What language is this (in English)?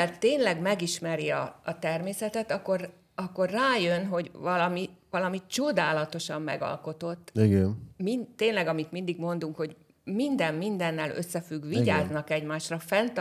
Hungarian